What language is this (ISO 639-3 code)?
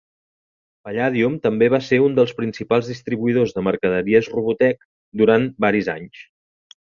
cat